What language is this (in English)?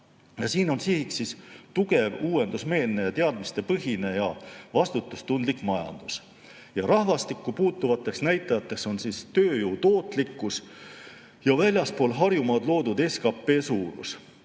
Estonian